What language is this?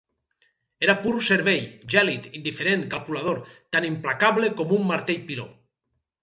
Catalan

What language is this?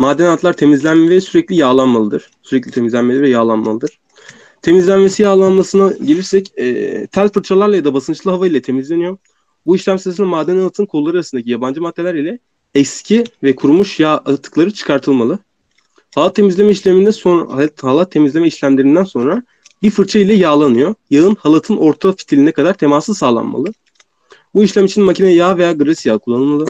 Turkish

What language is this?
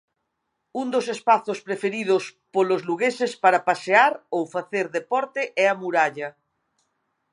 Galician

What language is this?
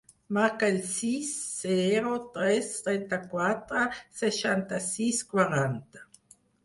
Catalan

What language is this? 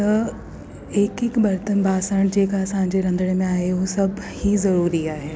Sindhi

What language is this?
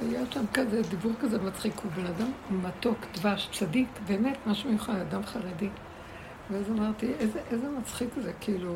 Hebrew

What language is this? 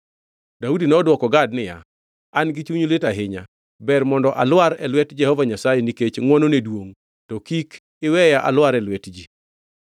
Luo (Kenya and Tanzania)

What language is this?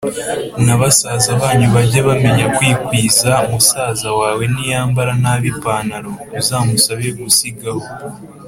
Kinyarwanda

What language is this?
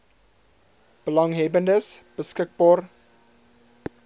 Afrikaans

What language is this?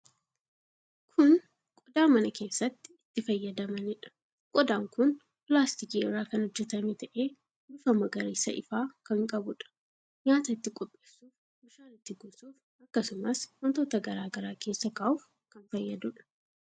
Oromo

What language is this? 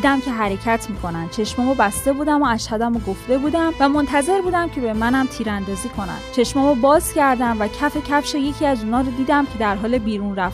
Persian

